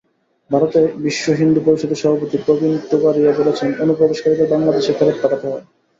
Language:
Bangla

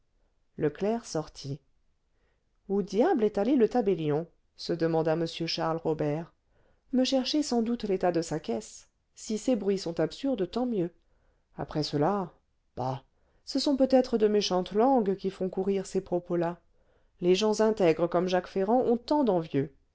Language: French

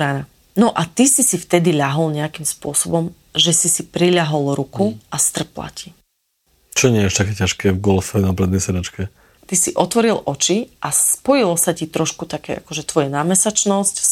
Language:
Slovak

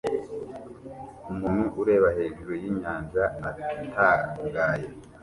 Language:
Kinyarwanda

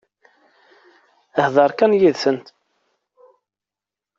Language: Kabyle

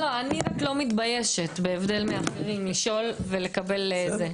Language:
Hebrew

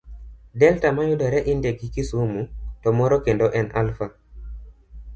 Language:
Luo (Kenya and Tanzania)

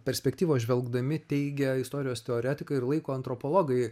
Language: Lithuanian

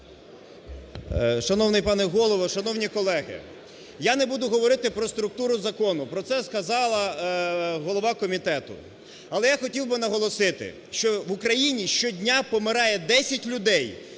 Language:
Ukrainian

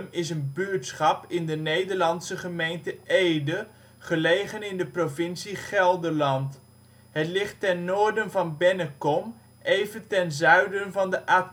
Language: Dutch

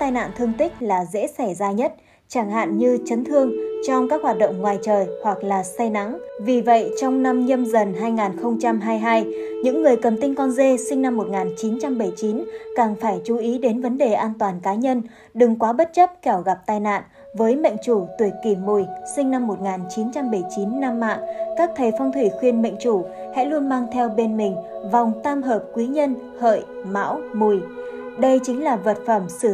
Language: Vietnamese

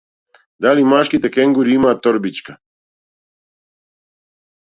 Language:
Macedonian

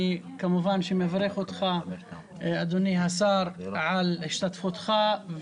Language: Hebrew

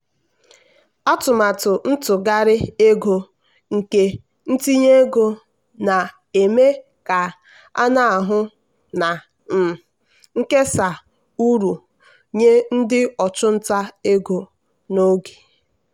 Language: Igbo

